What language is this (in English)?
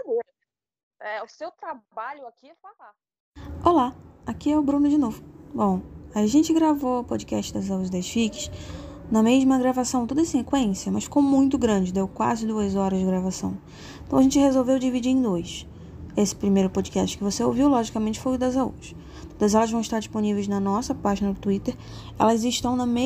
Portuguese